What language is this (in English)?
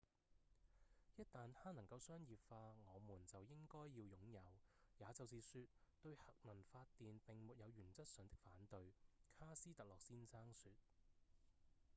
Cantonese